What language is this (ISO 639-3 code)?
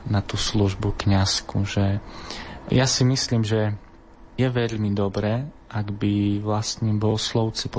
slk